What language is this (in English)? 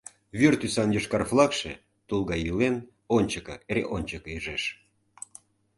Mari